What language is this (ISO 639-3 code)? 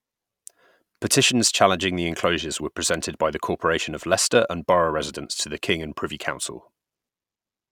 eng